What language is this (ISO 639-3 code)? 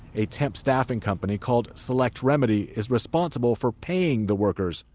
eng